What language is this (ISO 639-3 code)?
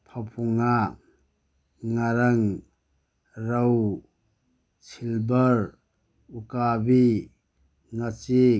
mni